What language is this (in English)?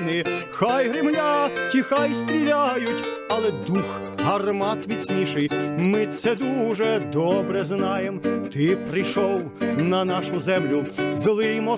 Ukrainian